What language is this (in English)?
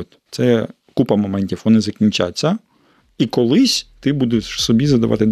Ukrainian